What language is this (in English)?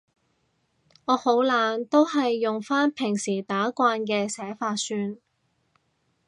Cantonese